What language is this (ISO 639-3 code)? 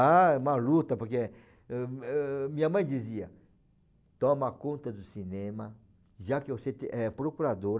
por